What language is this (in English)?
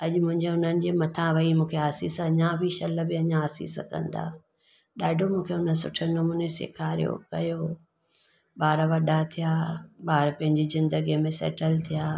Sindhi